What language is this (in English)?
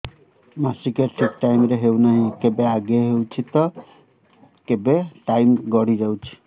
Odia